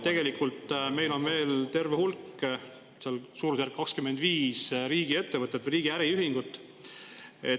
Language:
Estonian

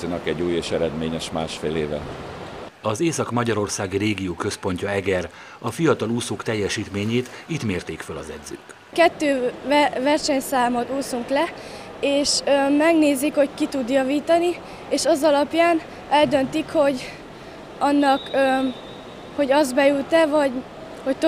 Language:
Hungarian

